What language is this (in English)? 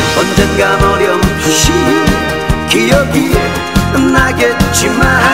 Korean